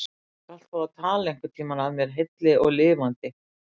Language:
Icelandic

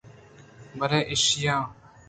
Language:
Eastern Balochi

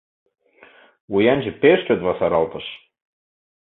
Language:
Mari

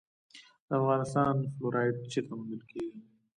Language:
Pashto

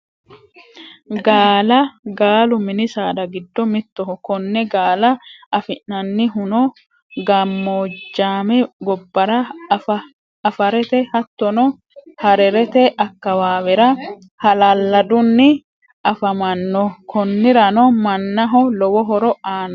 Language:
Sidamo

